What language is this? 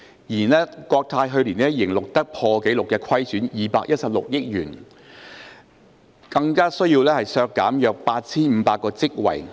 Cantonese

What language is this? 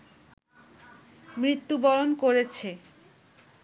Bangla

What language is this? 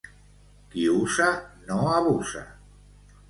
Catalan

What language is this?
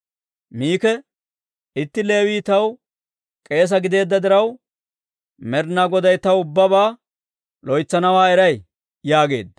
Dawro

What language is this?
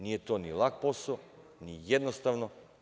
Serbian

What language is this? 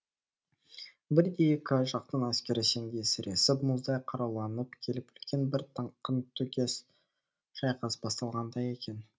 Kazakh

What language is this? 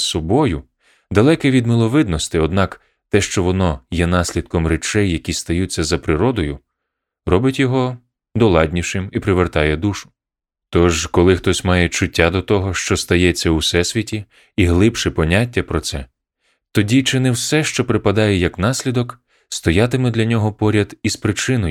Ukrainian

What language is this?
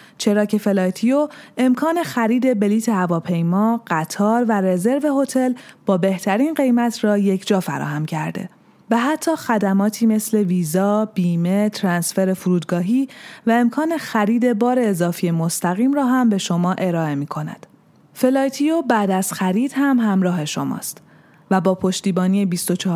Persian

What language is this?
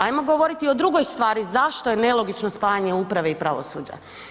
Croatian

